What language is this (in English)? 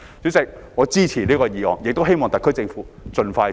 Cantonese